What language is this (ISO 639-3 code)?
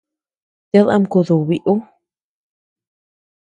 cux